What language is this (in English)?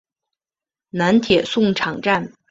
Chinese